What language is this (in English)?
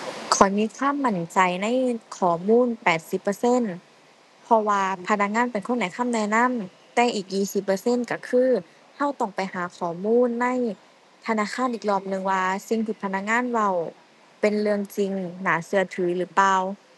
Thai